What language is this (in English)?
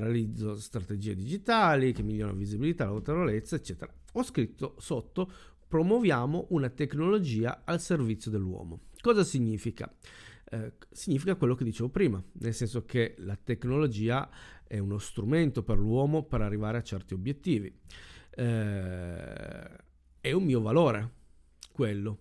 Italian